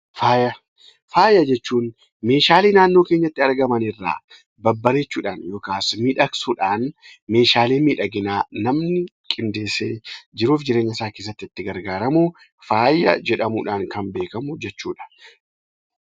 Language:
Oromo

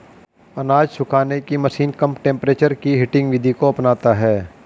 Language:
Hindi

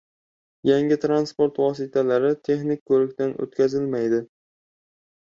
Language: Uzbek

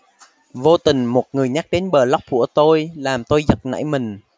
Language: Vietnamese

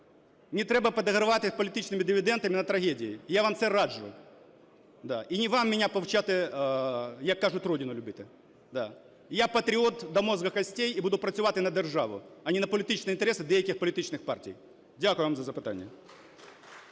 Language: Ukrainian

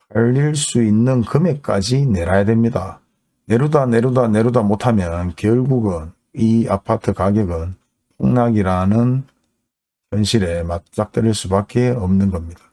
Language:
Korean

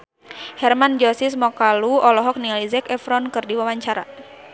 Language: Sundanese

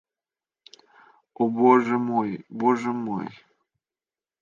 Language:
Russian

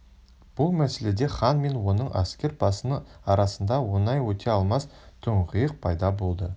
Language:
Kazakh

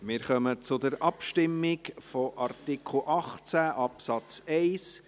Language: Swiss German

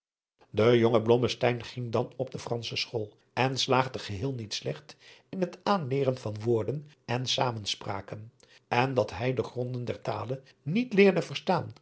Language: Dutch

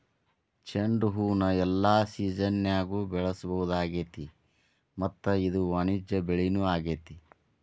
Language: Kannada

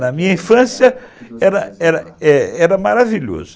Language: Portuguese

